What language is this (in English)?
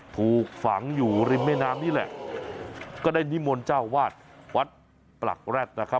Thai